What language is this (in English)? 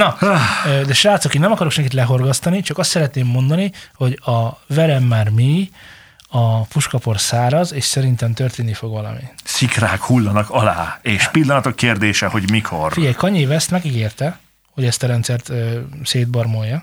Hungarian